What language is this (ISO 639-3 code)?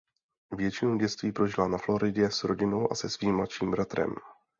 ces